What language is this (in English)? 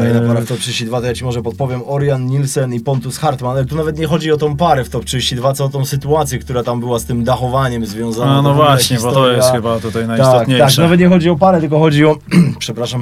Polish